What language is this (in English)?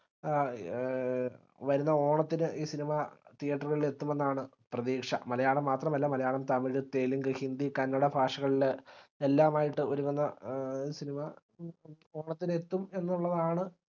Malayalam